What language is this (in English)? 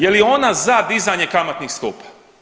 Croatian